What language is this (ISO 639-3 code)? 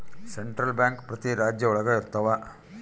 kan